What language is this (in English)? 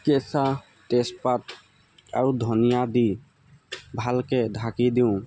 Assamese